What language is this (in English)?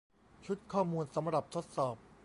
Thai